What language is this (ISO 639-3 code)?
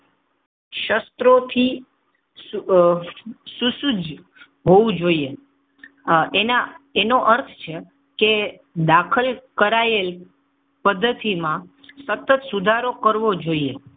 guj